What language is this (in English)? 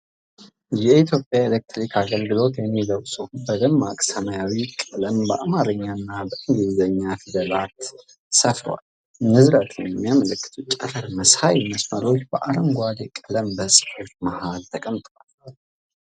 Amharic